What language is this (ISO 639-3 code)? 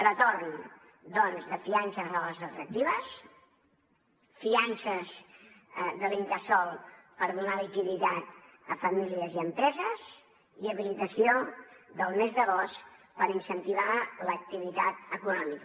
cat